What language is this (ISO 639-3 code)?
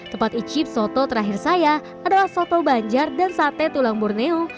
ind